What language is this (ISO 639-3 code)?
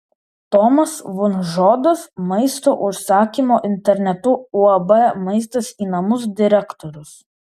lit